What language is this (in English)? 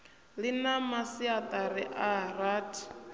Venda